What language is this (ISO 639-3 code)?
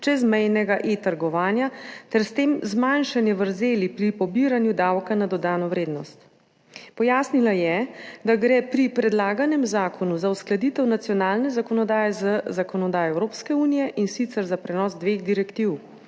slv